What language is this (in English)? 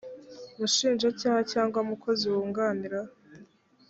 Kinyarwanda